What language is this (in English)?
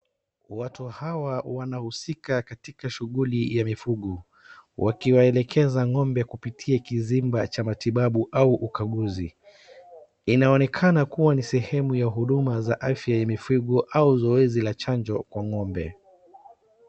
Swahili